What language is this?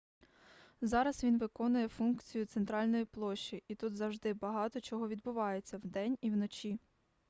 Ukrainian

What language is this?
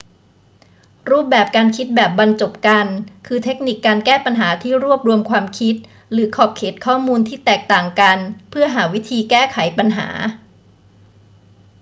Thai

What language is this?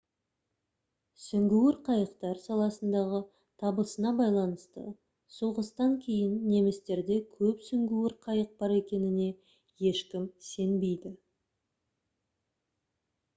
Kazakh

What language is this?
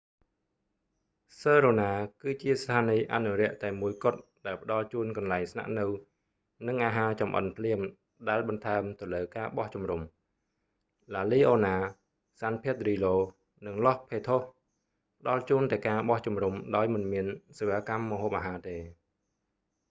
Khmer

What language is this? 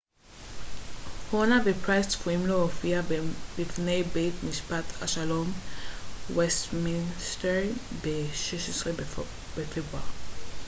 Hebrew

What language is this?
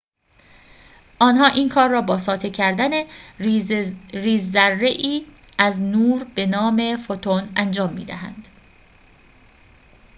Persian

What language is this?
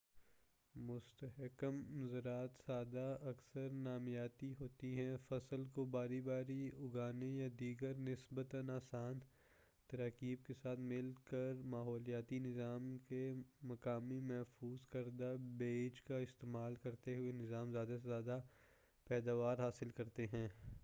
Urdu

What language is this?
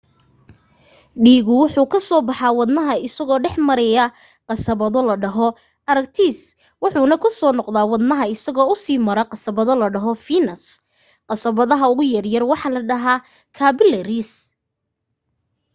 Somali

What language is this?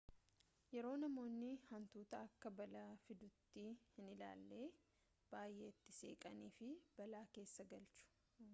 Oromo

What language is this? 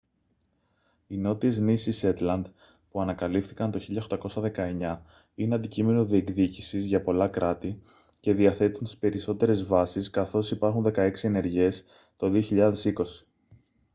Greek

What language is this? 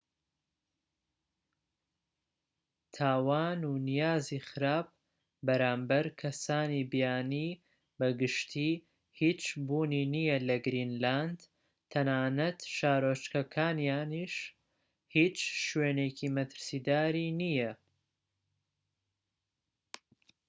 Central Kurdish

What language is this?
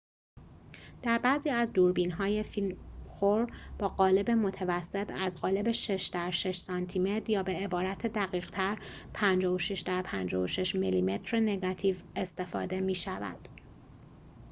Persian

